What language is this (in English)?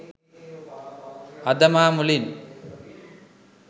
Sinhala